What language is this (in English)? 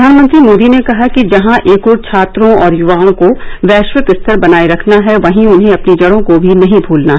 Hindi